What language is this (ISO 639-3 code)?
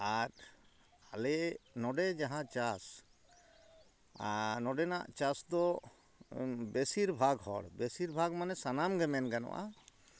sat